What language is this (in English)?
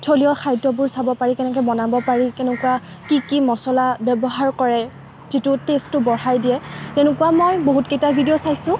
Assamese